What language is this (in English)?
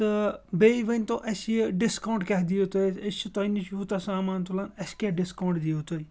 Kashmiri